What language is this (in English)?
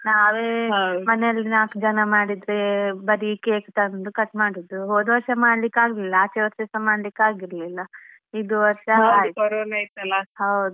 Kannada